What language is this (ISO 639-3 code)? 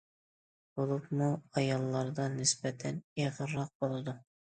uig